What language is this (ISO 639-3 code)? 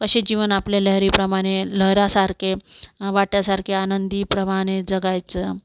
mar